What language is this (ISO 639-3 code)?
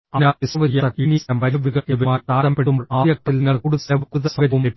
mal